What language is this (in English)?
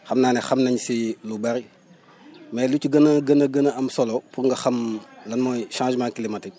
Wolof